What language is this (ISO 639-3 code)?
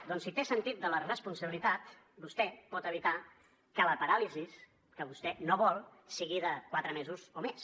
cat